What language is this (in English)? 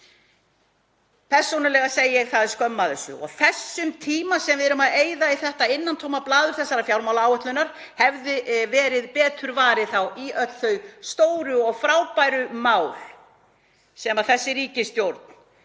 Icelandic